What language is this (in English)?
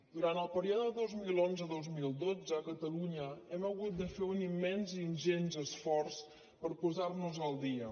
Catalan